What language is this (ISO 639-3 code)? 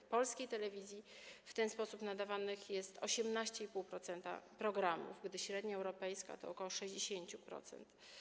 pol